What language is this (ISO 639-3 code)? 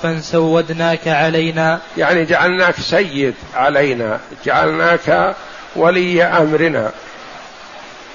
ara